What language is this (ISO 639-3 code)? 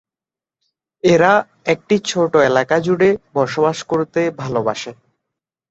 ben